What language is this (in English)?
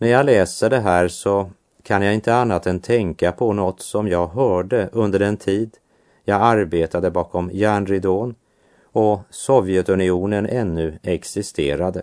Swedish